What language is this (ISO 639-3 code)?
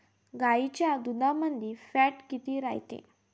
mar